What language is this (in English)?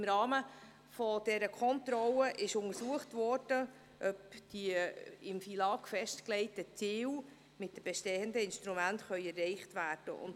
Swiss German